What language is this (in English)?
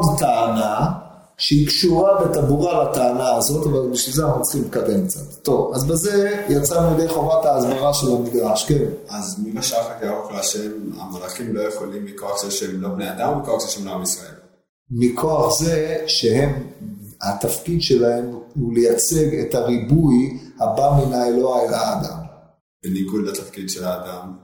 Hebrew